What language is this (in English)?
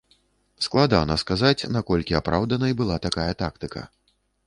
Belarusian